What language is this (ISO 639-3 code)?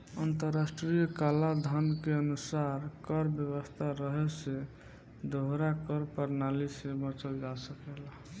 bho